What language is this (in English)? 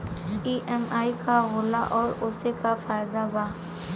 Bhojpuri